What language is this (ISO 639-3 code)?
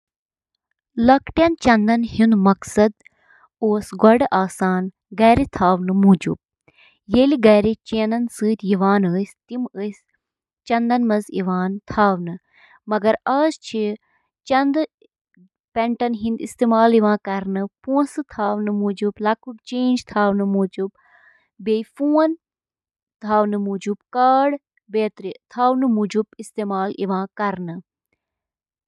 kas